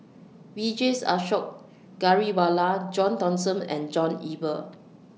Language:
English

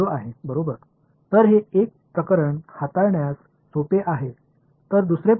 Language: Tamil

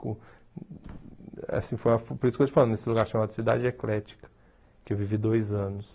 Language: Portuguese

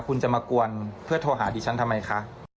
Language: Thai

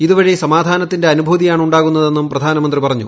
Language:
Malayalam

